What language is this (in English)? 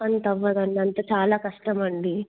Telugu